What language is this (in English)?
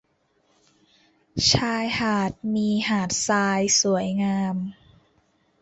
Thai